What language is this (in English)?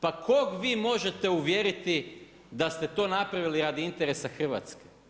Croatian